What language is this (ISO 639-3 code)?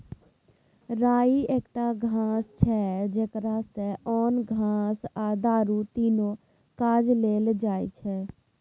mai